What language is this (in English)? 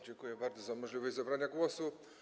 Polish